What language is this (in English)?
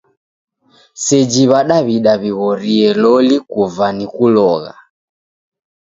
Taita